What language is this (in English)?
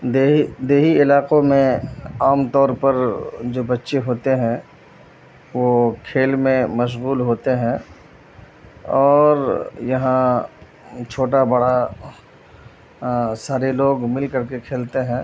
Urdu